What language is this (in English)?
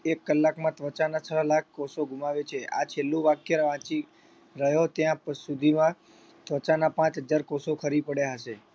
Gujarati